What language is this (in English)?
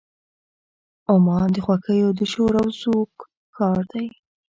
Pashto